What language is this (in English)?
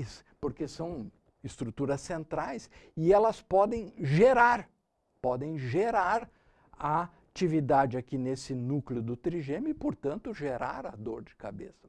Portuguese